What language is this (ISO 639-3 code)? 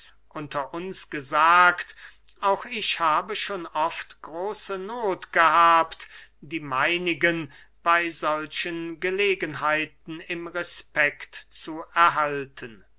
deu